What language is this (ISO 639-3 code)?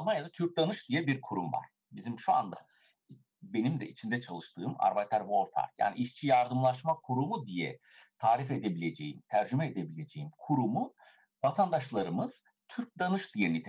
tur